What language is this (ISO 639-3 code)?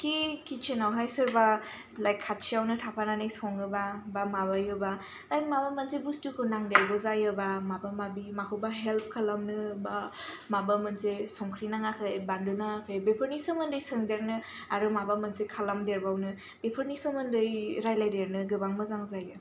brx